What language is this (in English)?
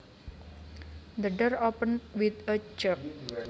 Javanese